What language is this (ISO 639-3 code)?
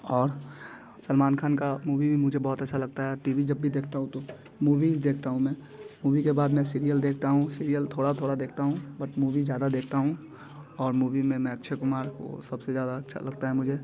hin